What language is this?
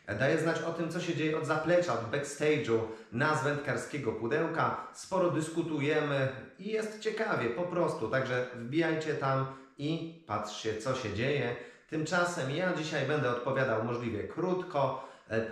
Polish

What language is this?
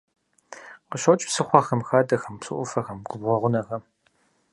Kabardian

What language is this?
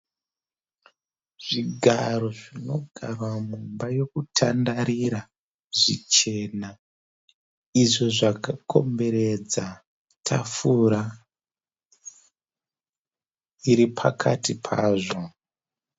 Shona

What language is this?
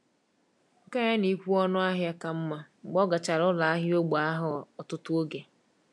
Igbo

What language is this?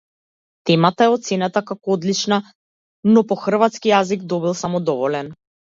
Macedonian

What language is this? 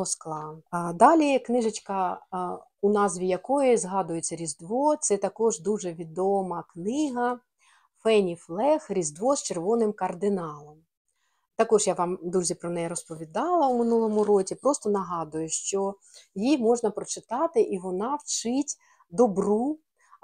Ukrainian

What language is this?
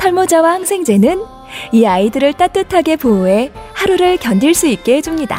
Korean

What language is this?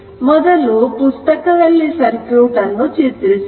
Kannada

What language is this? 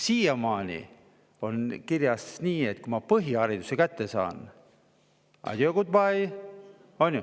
Estonian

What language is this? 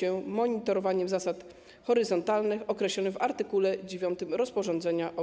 Polish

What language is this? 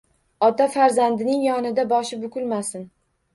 Uzbek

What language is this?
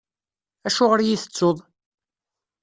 Kabyle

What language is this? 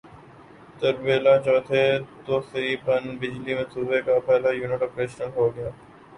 Urdu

